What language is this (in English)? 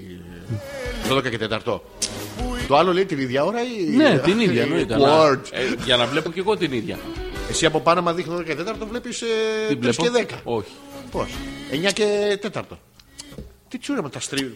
Greek